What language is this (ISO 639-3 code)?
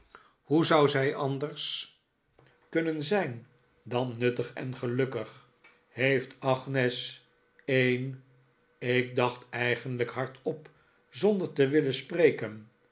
nld